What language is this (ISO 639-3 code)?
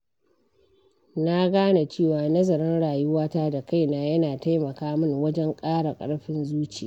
hau